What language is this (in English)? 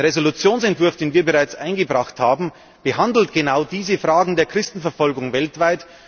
German